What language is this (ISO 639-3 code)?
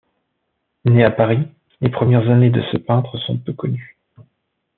fra